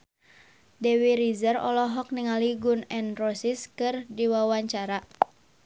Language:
Sundanese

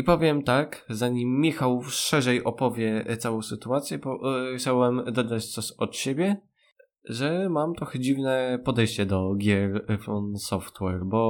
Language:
Polish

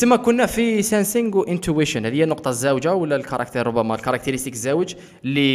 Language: Arabic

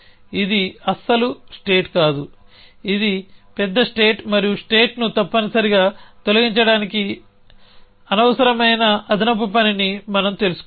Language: Telugu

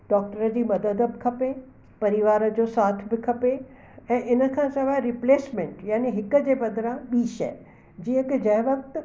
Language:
Sindhi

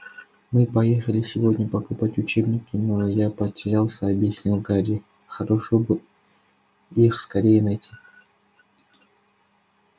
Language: Russian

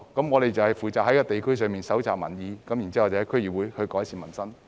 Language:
Cantonese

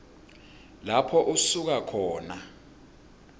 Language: Swati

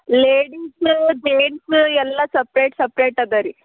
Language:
Kannada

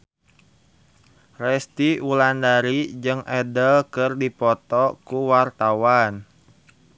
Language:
Sundanese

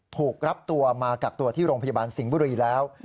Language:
Thai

